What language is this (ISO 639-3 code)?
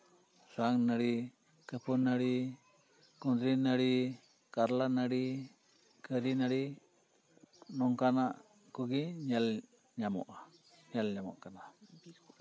sat